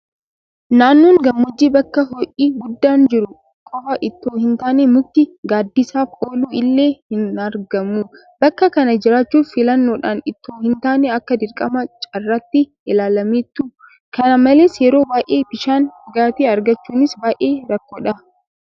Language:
Oromo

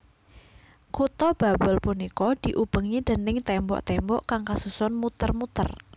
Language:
Javanese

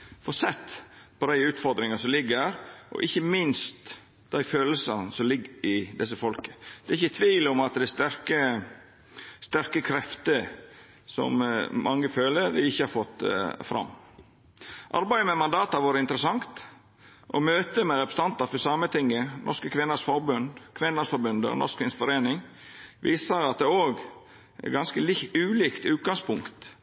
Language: Norwegian Nynorsk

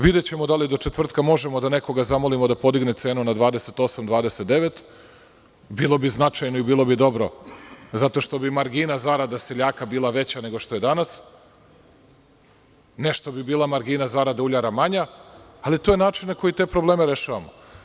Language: Serbian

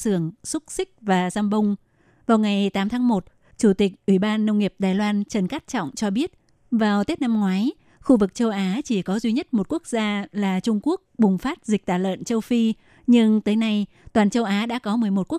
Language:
Vietnamese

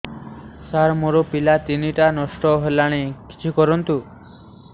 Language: Odia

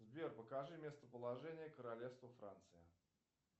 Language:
Russian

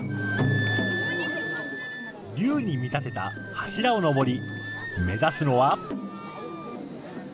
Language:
Japanese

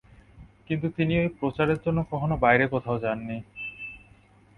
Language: Bangla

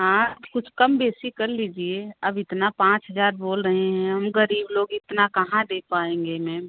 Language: Hindi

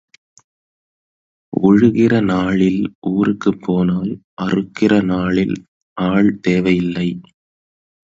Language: Tamil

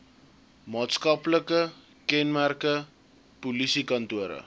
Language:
Afrikaans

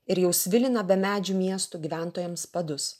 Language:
Lithuanian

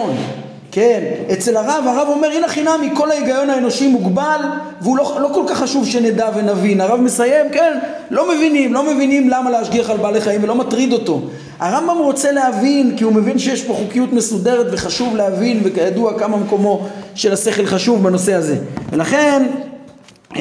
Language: Hebrew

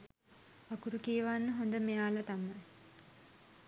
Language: Sinhala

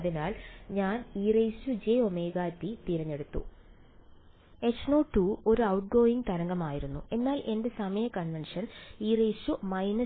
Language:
Malayalam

